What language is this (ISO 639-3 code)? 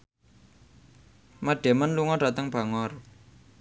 jav